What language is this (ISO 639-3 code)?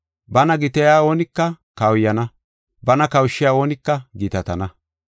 gof